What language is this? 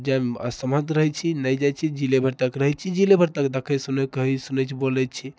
Maithili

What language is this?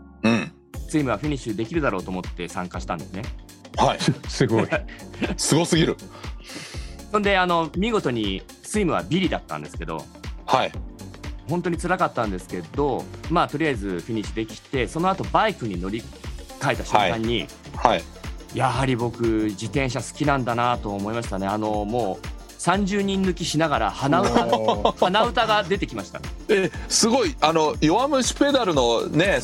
Japanese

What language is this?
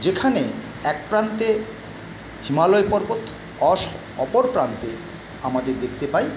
Bangla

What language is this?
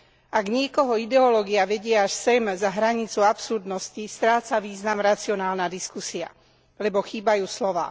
Slovak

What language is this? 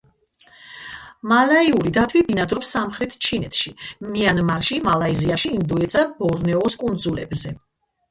Georgian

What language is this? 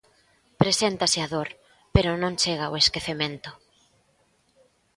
Galician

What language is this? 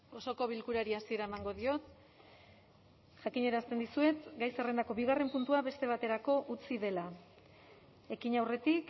Basque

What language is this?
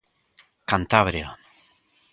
Galician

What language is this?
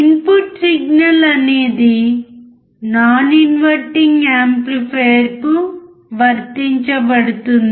Telugu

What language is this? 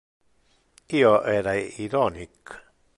Interlingua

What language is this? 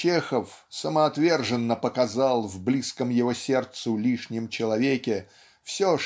Russian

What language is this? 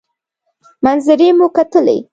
Pashto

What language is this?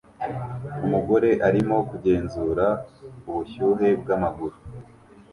Kinyarwanda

